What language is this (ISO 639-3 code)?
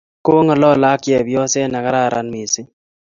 kln